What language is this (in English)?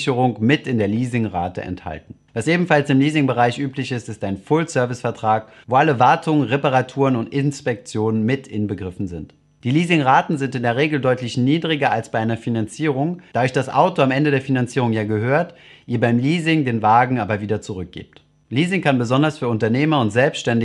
German